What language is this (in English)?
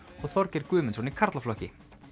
Icelandic